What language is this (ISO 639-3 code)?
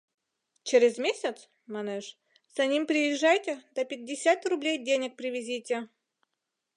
chm